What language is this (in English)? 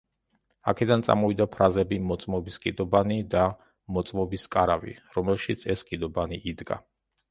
Georgian